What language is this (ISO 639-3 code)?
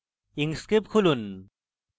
ben